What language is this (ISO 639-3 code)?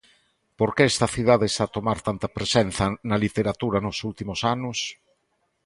glg